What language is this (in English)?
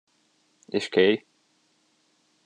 Hungarian